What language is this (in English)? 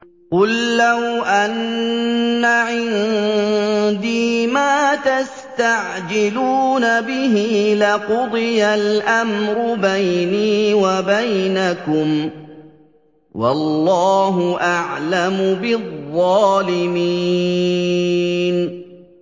Arabic